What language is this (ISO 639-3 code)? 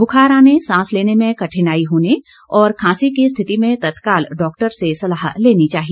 hin